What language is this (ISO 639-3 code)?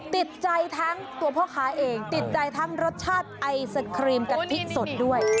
tha